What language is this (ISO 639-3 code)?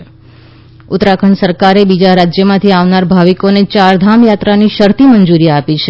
guj